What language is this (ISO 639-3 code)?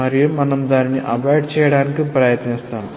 tel